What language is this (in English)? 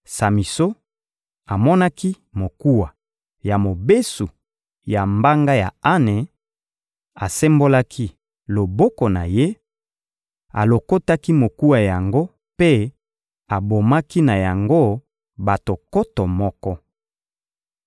Lingala